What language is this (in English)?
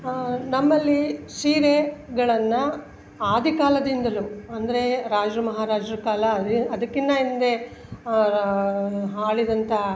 Kannada